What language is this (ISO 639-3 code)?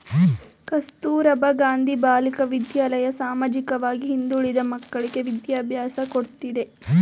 kan